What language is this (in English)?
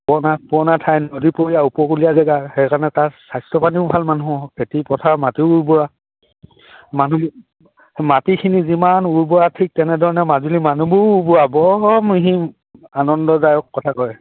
Assamese